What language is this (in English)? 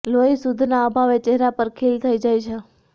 Gujarati